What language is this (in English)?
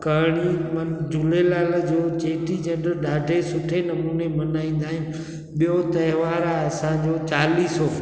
Sindhi